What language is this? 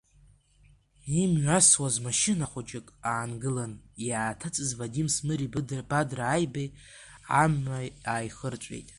Abkhazian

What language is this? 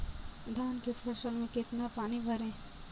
Hindi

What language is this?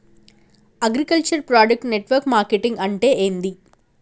Telugu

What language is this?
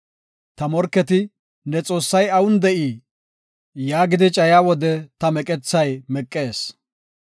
Gofa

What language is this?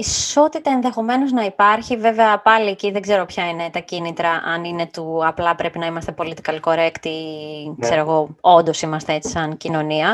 Greek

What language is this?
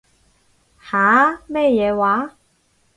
Cantonese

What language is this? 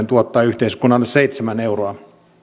Finnish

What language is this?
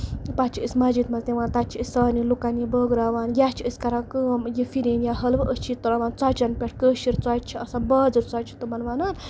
Kashmiri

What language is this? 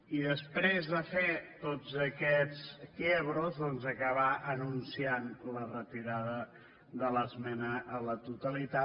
Catalan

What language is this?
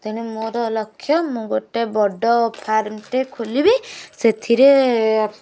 Odia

